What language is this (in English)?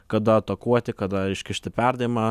Lithuanian